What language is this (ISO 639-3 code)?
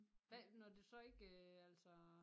dan